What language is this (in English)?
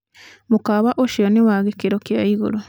Kikuyu